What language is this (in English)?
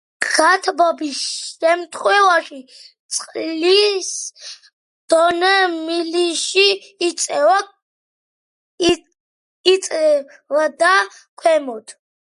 Georgian